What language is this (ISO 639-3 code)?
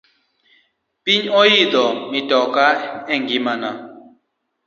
luo